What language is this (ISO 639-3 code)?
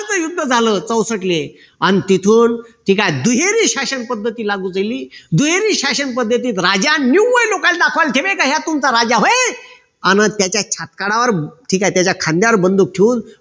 mar